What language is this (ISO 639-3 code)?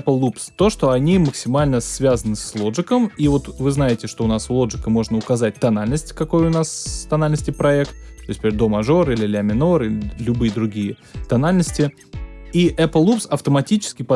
rus